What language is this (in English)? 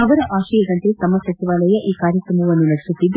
Kannada